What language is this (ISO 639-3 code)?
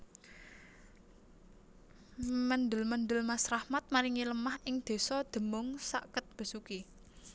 jav